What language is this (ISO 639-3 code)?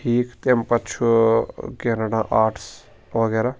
kas